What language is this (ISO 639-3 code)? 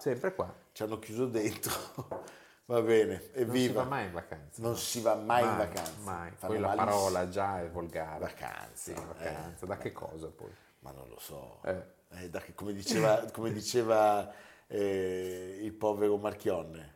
ita